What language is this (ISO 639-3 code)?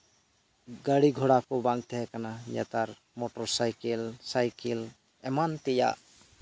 sat